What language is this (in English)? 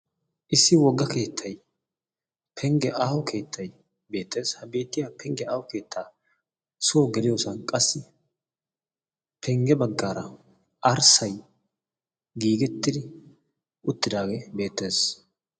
Wolaytta